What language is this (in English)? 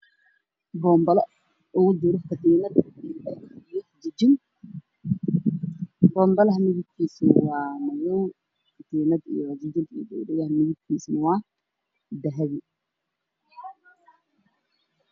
Somali